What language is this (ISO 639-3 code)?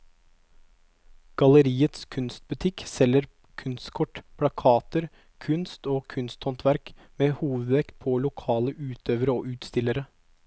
nor